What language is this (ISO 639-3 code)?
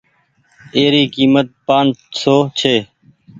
gig